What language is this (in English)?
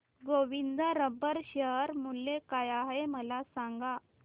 Marathi